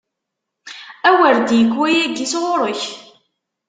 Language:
Kabyle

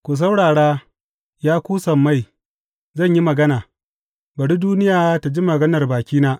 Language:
Hausa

